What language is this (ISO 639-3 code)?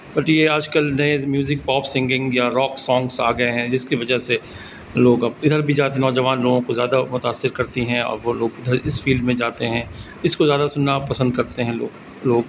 urd